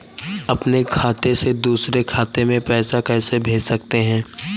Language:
Hindi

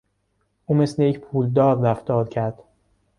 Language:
Persian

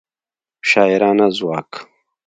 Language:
Pashto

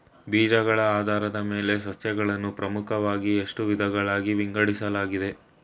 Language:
Kannada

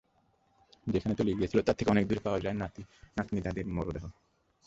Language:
Bangla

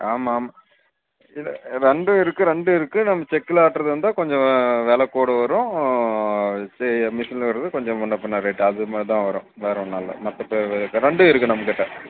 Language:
Tamil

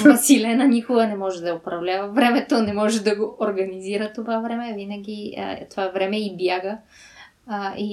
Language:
Bulgarian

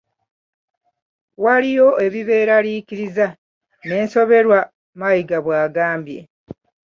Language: Ganda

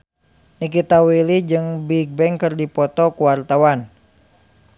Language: Sundanese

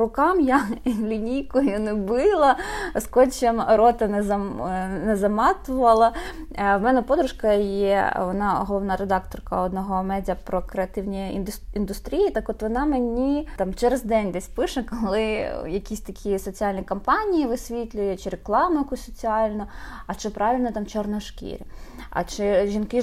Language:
Ukrainian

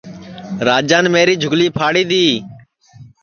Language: Sansi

